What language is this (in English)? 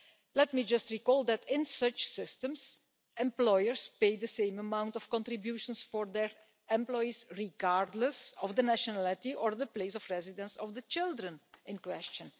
English